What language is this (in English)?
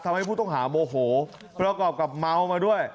Thai